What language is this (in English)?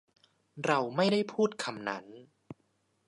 Thai